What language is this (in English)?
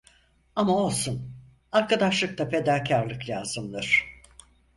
Turkish